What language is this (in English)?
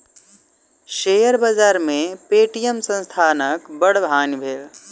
Maithili